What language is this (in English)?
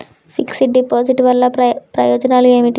Telugu